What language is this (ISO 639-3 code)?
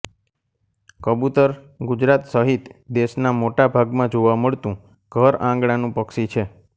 guj